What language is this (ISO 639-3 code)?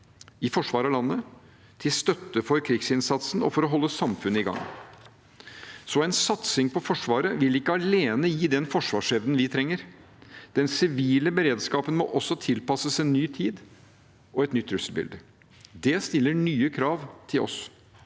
nor